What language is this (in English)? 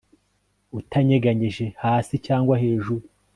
Kinyarwanda